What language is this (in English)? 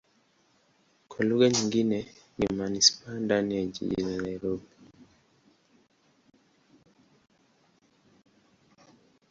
Swahili